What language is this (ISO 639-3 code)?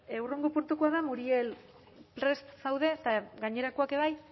eus